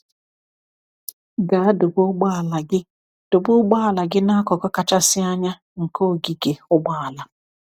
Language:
Igbo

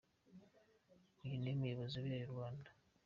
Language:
Kinyarwanda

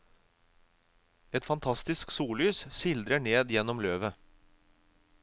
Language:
Norwegian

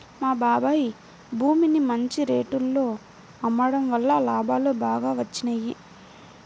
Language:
Telugu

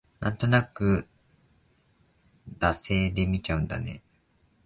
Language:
Japanese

